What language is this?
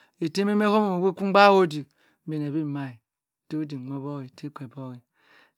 Cross River Mbembe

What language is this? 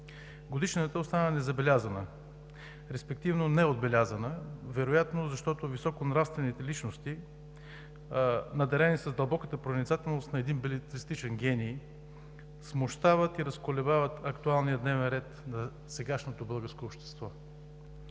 Bulgarian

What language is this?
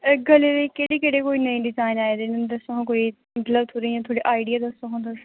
Dogri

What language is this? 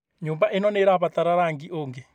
Kikuyu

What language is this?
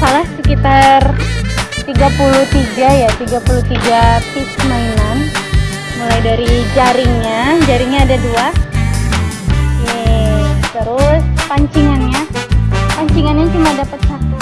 Indonesian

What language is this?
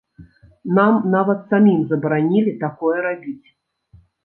Belarusian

